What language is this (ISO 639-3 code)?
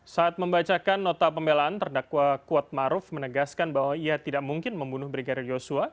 ind